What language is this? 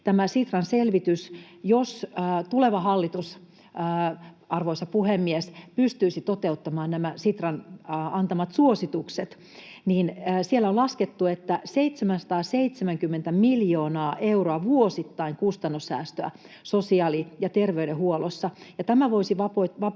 Finnish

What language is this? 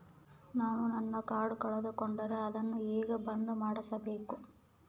Kannada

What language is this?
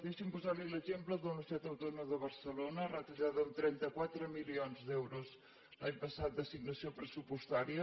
Catalan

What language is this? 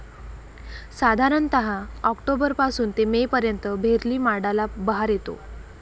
Marathi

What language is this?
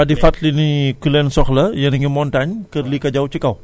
Wolof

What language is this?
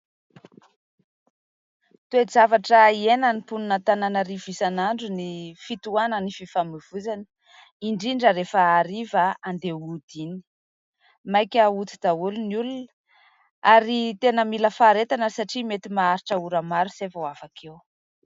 Malagasy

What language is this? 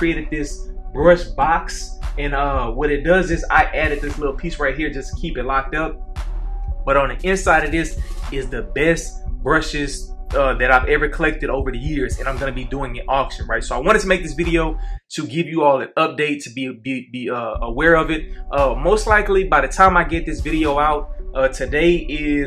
English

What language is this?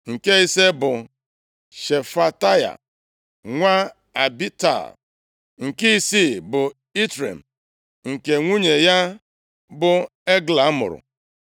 Igbo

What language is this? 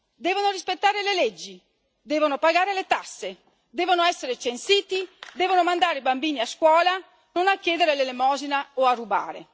Italian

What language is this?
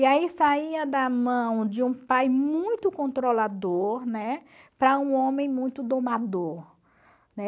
Portuguese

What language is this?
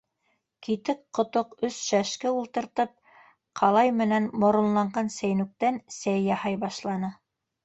Bashkir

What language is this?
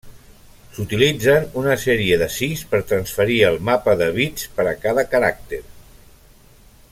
Catalan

